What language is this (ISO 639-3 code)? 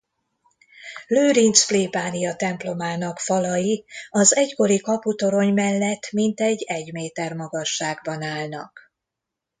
hun